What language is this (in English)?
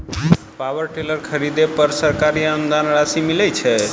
Maithili